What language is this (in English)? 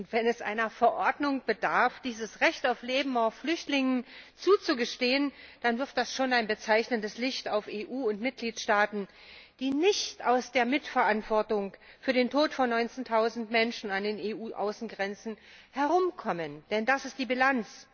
German